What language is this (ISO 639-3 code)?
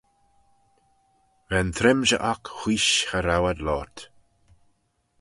glv